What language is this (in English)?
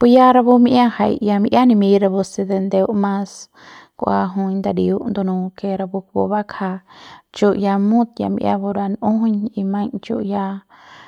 Central Pame